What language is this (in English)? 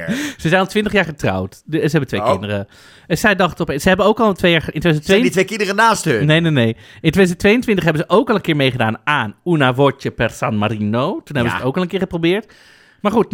Dutch